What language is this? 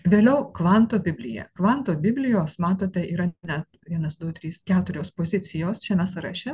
Lithuanian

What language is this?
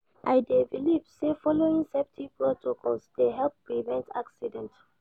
Nigerian Pidgin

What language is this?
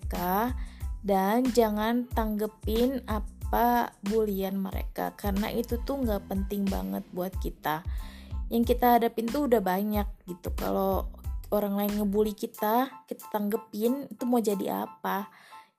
Indonesian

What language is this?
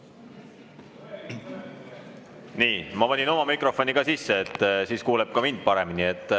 Estonian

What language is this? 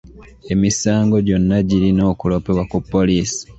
Ganda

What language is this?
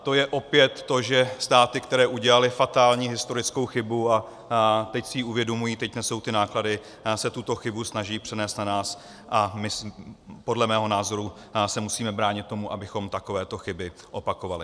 Czech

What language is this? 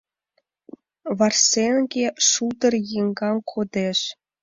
Mari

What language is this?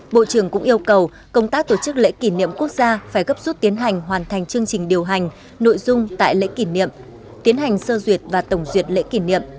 Vietnamese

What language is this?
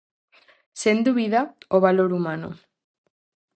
Galician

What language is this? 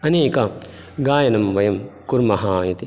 Sanskrit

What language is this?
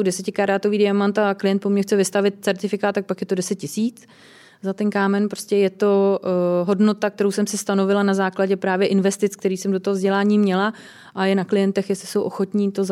Czech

